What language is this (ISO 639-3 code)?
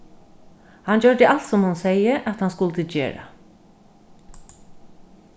fao